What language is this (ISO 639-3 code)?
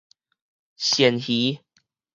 nan